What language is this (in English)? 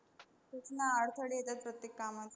Marathi